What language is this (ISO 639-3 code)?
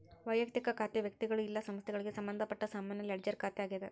kan